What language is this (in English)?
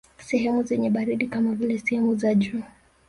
Swahili